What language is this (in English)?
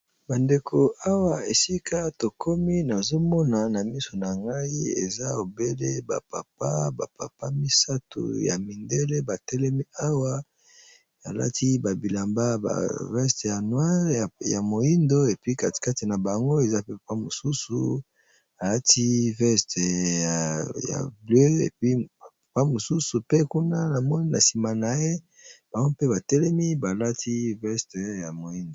Lingala